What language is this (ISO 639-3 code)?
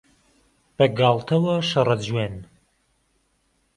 ckb